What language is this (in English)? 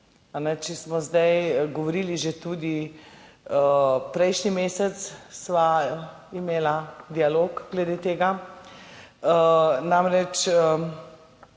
Slovenian